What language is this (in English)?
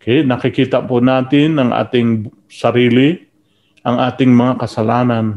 Filipino